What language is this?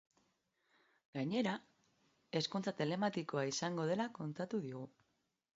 Basque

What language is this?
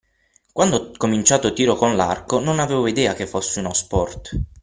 Italian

